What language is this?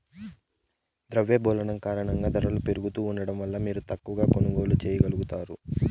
Telugu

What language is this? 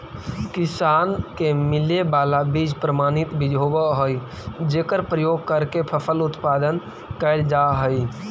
Magahi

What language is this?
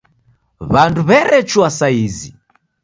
Taita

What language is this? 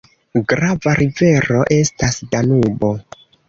Esperanto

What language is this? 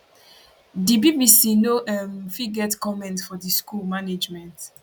Nigerian Pidgin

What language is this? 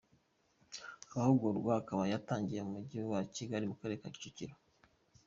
Kinyarwanda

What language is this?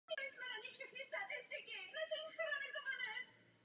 Czech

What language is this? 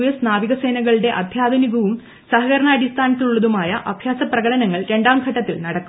Malayalam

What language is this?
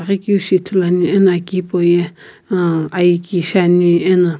Sumi Naga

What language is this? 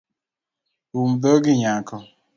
Luo (Kenya and Tanzania)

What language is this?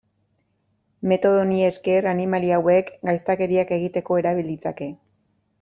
Basque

